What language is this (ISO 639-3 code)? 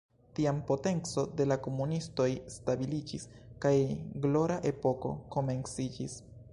epo